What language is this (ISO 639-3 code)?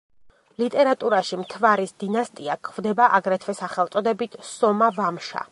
kat